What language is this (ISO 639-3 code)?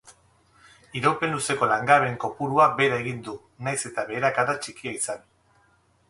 eus